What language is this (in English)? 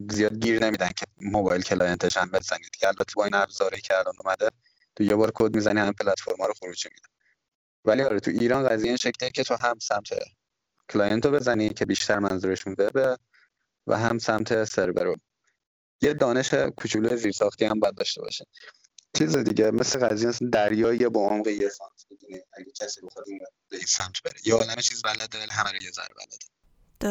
Persian